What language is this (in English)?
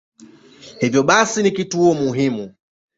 Swahili